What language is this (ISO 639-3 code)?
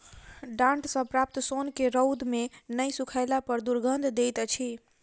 mai